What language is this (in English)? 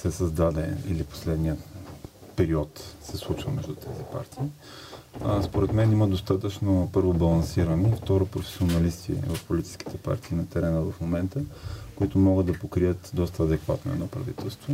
Bulgarian